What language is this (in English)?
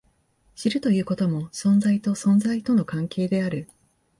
Japanese